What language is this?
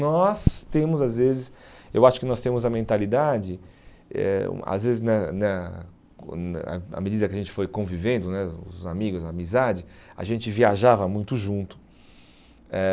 Portuguese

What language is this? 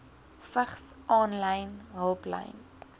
Afrikaans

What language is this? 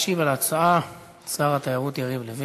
Hebrew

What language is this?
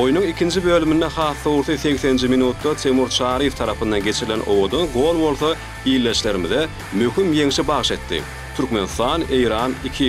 Turkish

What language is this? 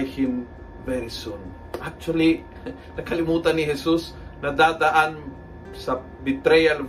Filipino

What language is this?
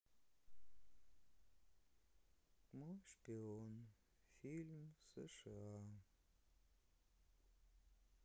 Russian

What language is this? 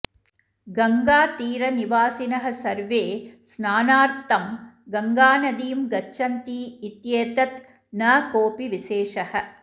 Sanskrit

